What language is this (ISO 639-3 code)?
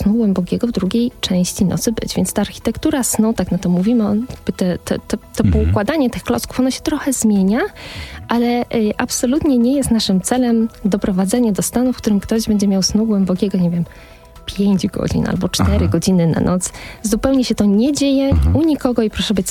pol